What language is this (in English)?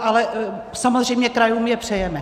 Czech